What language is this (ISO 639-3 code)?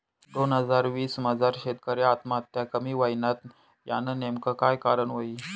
mar